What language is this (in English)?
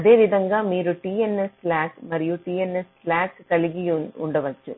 Telugu